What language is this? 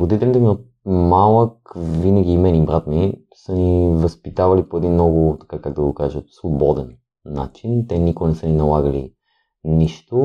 Bulgarian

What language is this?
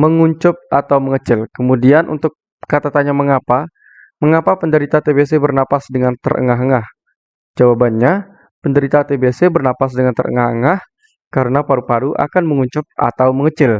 Indonesian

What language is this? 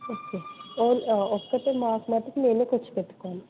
Telugu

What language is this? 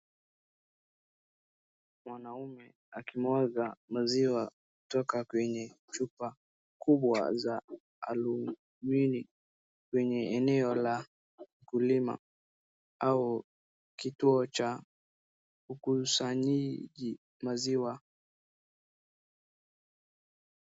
Swahili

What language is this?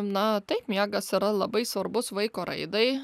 Lithuanian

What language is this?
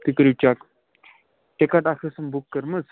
Kashmiri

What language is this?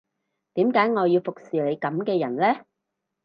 Cantonese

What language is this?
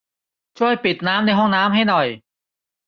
Thai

